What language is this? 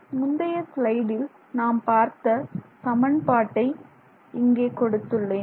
Tamil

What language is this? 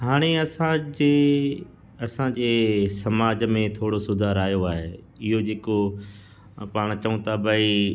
Sindhi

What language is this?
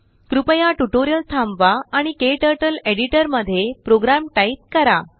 Marathi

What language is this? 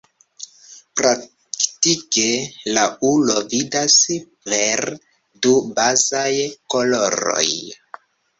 Esperanto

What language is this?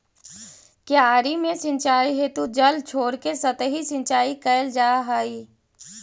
Magahi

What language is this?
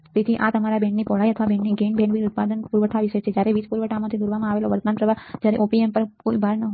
Gujarati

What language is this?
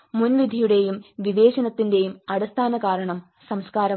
Malayalam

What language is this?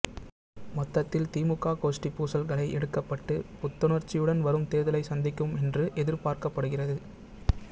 Tamil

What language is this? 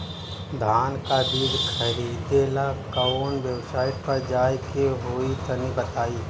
Bhojpuri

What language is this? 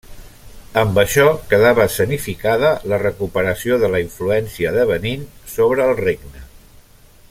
Catalan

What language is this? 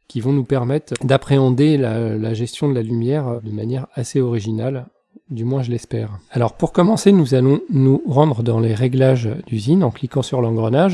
French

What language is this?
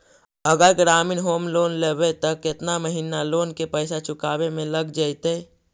Magahi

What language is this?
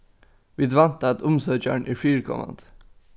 Faroese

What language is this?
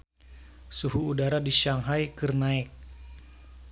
Sundanese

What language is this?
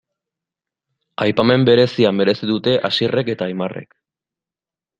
Basque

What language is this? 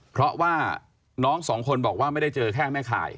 Thai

